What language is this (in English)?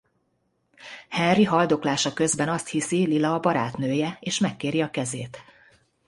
Hungarian